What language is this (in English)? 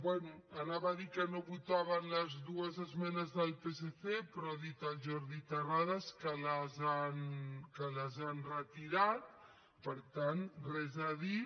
Catalan